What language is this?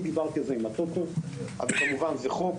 Hebrew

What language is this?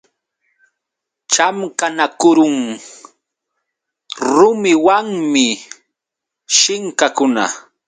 Yauyos Quechua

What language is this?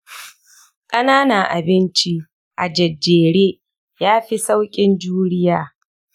Hausa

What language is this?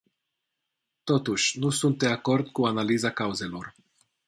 Romanian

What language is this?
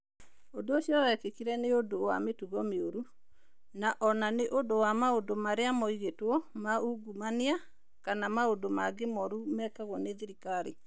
Kikuyu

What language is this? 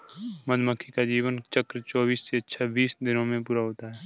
Hindi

